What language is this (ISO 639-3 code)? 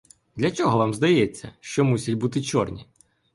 ukr